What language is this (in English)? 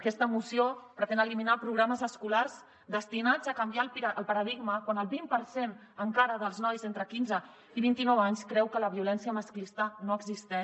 Catalan